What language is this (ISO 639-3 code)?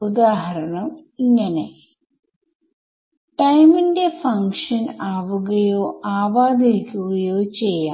mal